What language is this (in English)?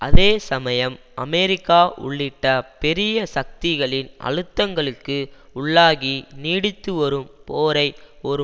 Tamil